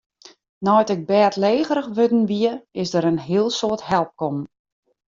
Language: Western Frisian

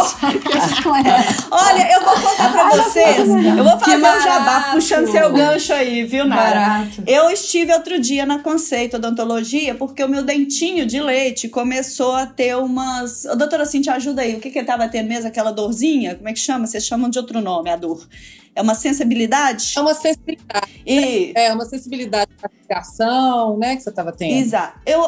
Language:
Portuguese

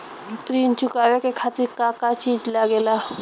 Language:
Bhojpuri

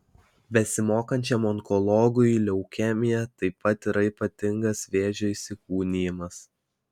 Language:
Lithuanian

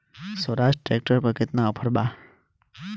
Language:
Bhojpuri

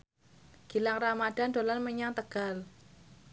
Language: Javanese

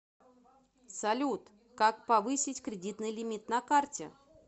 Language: Russian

